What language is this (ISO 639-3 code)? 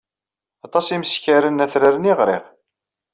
kab